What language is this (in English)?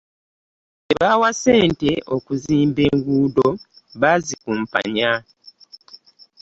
Ganda